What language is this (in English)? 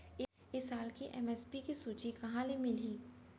Chhattisgarhi